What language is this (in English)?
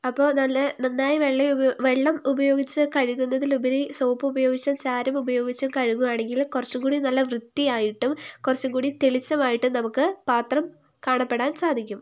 Malayalam